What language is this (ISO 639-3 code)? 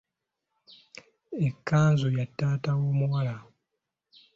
lug